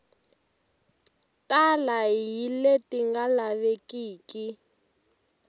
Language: Tsonga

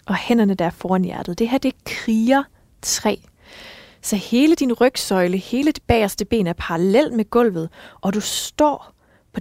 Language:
Danish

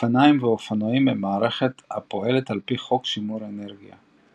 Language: Hebrew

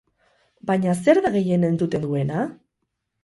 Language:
Basque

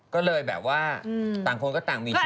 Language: Thai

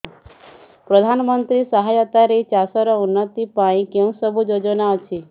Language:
Odia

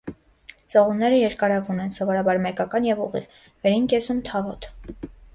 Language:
Armenian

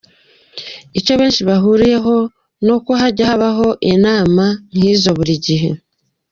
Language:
Kinyarwanda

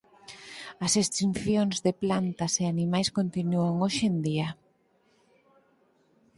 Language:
Galician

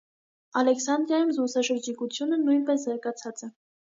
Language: Armenian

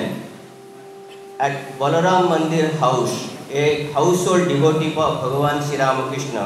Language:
Malayalam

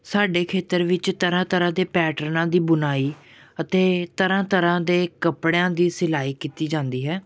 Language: Punjabi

